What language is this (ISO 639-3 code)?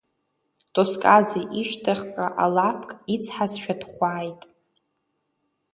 abk